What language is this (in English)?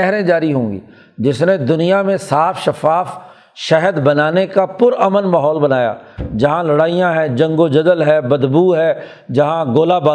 Urdu